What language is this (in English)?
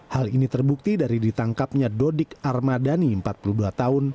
Indonesian